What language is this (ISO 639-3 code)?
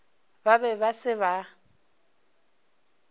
nso